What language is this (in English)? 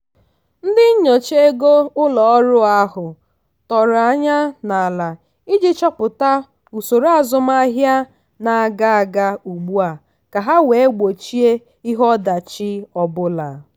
Igbo